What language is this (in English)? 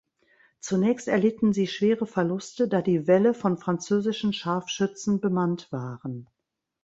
German